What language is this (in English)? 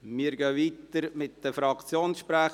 Swiss German